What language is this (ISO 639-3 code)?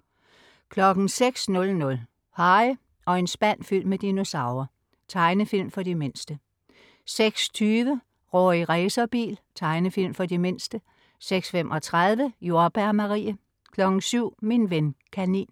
dan